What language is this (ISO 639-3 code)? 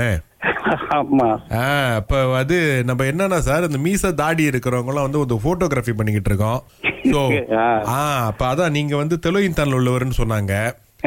tam